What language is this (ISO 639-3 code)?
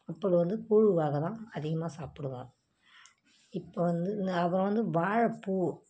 tam